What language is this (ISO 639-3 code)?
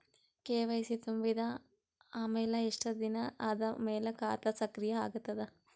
kan